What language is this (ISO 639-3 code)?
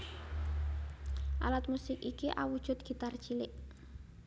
jav